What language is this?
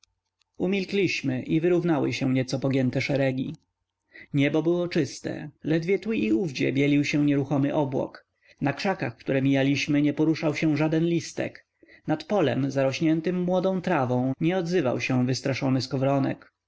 Polish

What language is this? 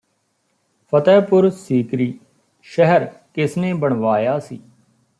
Punjabi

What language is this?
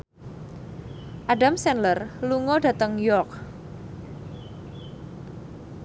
Javanese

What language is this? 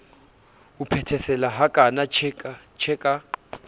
Southern Sotho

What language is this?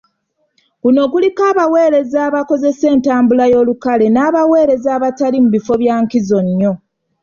Ganda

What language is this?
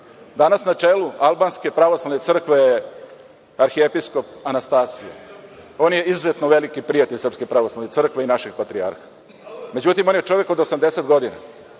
Serbian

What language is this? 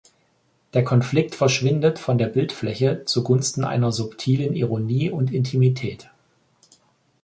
German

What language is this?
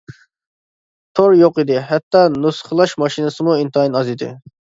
Uyghur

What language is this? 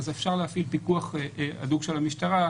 Hebrew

